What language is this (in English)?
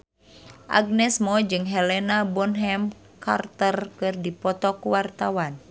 Sundanese